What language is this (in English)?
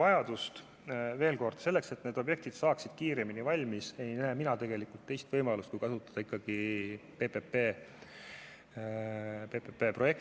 Estonian